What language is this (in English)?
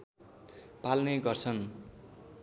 Nepali